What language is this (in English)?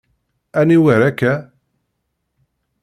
Kabyle